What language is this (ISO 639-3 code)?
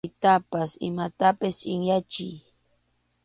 qxu